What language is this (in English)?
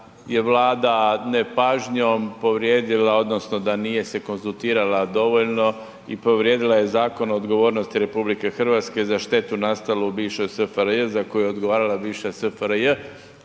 Croatian